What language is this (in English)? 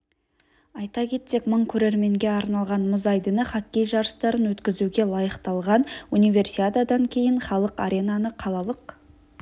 Kazakh